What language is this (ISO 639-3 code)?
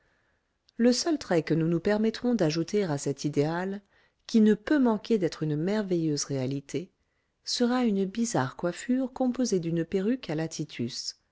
fra